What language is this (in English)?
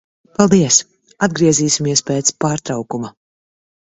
Latvian